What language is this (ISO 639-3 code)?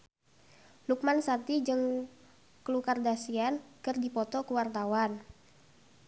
sun